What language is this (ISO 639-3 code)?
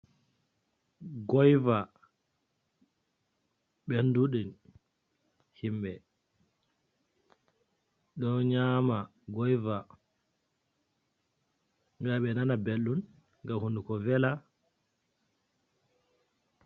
ful